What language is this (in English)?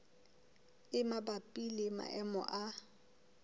Southern Sotho